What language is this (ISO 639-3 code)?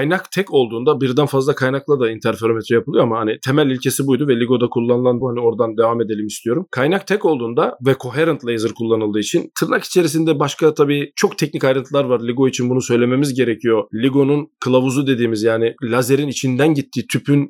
tur